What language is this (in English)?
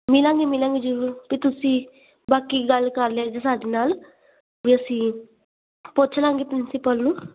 Punjabi